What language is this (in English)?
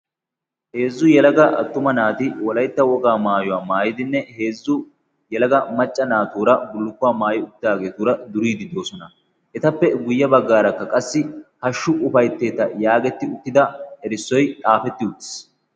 Wolaytta